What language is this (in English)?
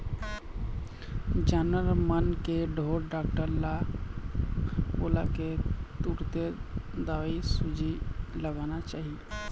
Chhattisgarhi